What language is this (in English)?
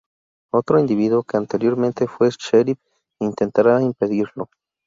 Spanish